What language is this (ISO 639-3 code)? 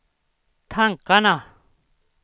swe